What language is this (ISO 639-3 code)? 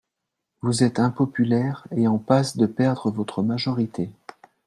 fra